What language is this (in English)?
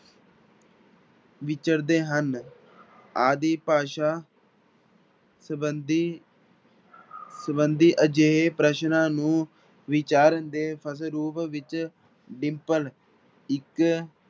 Punjabi